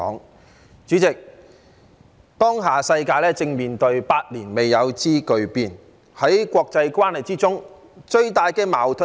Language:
Cantonese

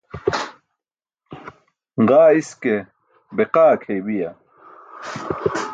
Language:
Burushaski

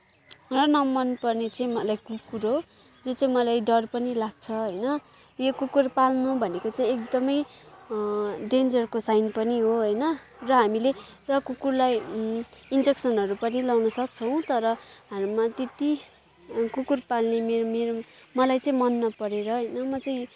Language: Nepali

